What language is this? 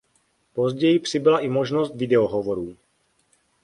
Czech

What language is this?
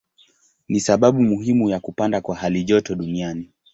Swahili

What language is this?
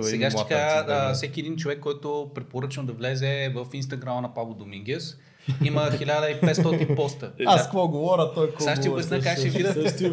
Bulgarian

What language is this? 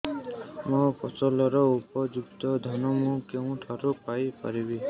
Odia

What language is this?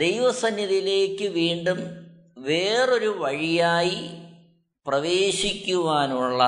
Malayalam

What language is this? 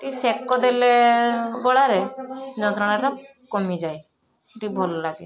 Odia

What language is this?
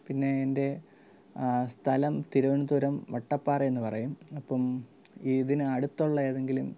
Malayalam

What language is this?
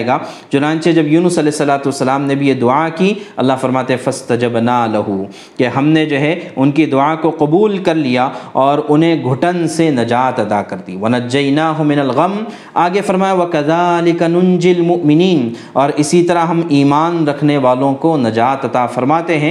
Urdu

